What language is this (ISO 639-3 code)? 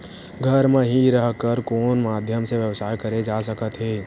hne